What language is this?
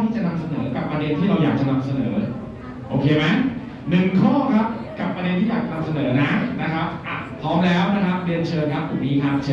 Thai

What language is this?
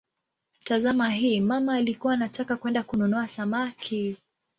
Swahili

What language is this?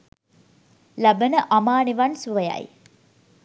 Sinhala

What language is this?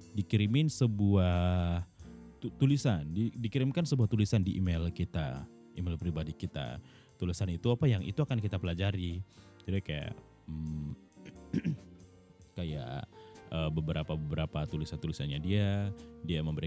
Indonesian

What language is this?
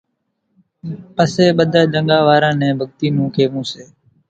Kachi Koli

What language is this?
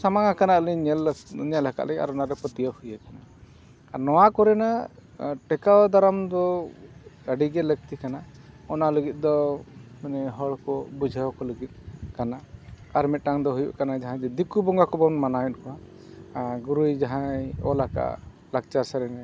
Santali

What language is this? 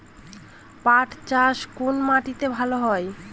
Bangla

